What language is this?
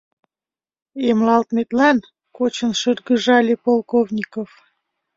Mari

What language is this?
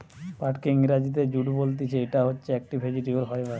Bangla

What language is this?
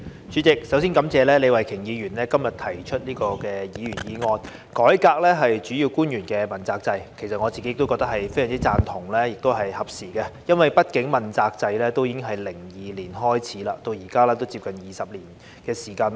Cantonese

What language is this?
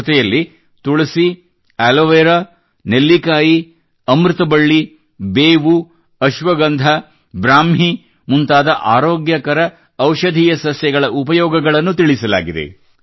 Kannada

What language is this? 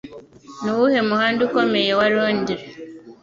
Kinyarwanda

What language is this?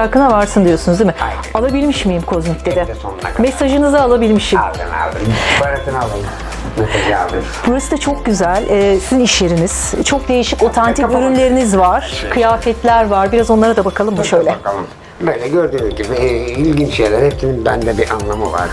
Turkish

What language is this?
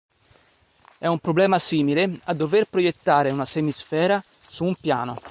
Italian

